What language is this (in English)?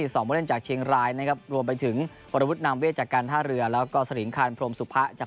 Thai